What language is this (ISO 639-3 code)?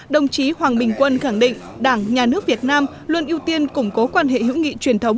vie